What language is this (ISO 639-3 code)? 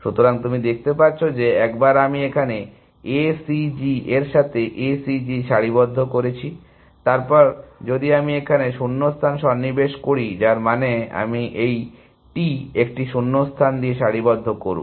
ben